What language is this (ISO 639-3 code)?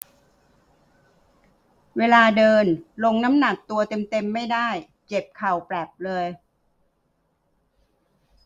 tha